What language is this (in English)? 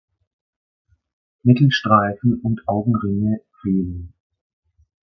German